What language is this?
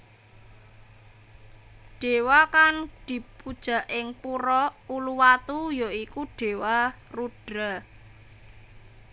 Javanese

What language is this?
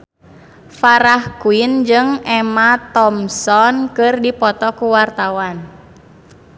Sundanese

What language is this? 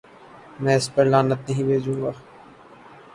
Urdu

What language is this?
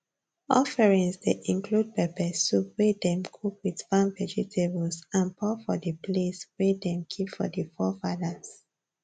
Nigerian Pidgin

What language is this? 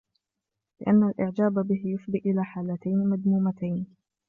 Arabic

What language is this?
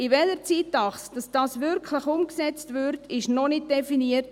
Swiss German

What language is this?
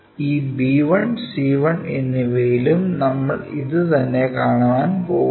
Malayalam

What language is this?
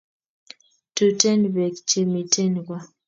Kalenjin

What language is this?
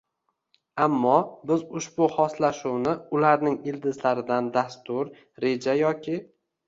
Uzbek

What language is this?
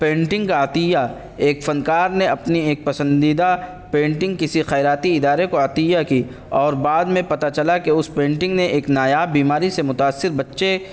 Urdu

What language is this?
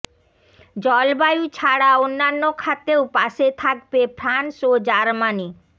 Bangla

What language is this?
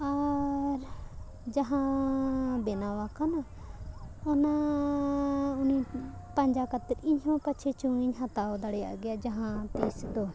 Santali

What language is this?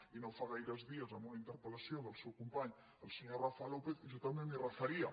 Catalan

